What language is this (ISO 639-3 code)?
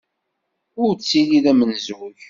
kab